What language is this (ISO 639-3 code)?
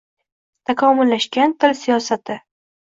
uzb